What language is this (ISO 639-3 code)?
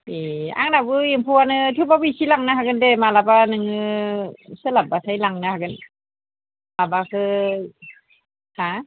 brx